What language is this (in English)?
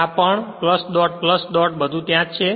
Gujarati